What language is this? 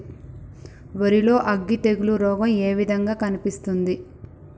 Telugu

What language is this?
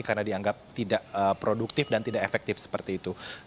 Indonesian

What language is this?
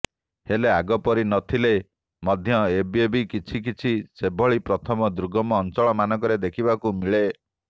Odia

